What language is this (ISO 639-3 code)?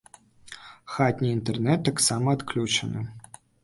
bel